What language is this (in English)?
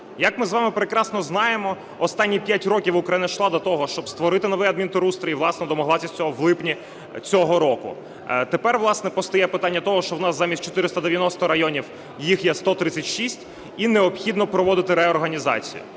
Ukrainian